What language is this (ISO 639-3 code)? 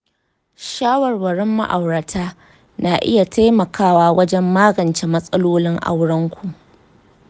hau